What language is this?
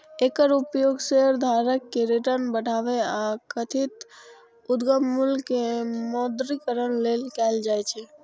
Maithili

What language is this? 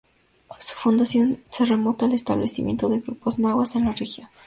Spanish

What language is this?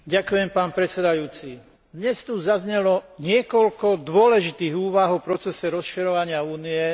Slovak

